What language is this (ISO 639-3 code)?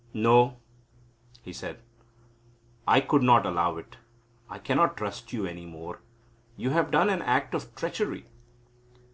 eng